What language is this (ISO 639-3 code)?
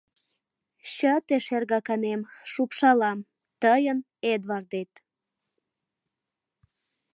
chm